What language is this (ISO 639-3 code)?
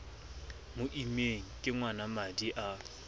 sot